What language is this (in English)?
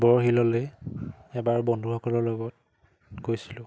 Assamese